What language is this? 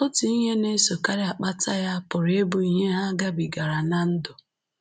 Igbo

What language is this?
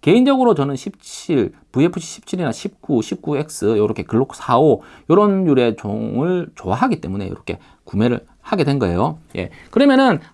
Korean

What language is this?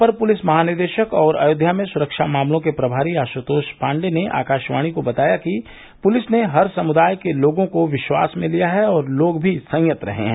Hindi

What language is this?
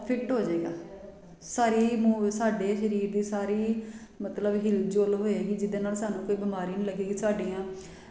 Punjabi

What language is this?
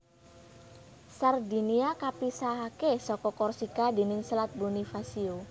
Javanese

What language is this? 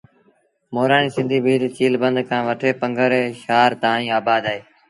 Sindhi Bhil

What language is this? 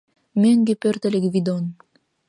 Mari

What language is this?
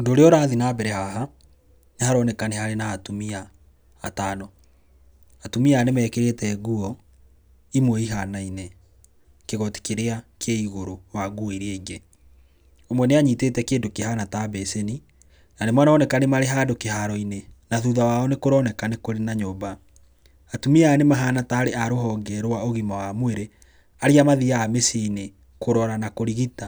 Kikuyu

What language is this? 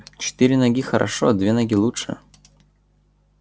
Russian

